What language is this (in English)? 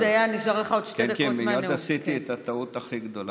Hebrew